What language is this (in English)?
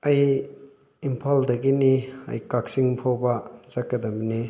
Manipuri